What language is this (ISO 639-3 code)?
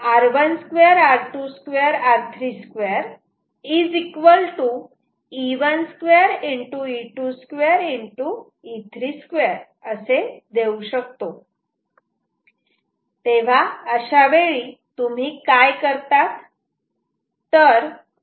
mar